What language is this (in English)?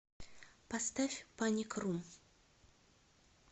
Russian